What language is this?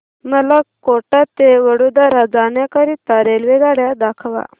Marathi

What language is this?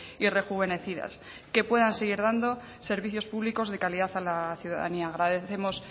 Spanish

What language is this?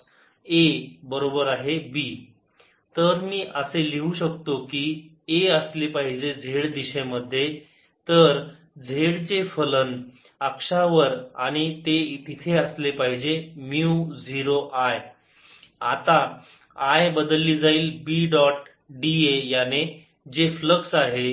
Marathi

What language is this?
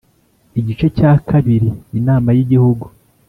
Kinyarwanda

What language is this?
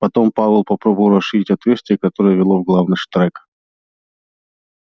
Russian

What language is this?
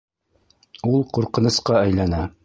Bashkir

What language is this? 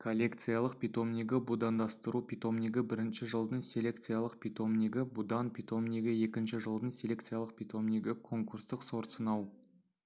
Kazakh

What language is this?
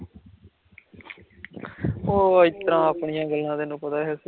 Punjabi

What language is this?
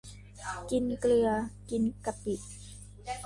Thai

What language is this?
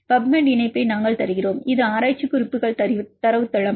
Tamil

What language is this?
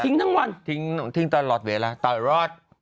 Thai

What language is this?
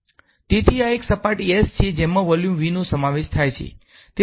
Gujarati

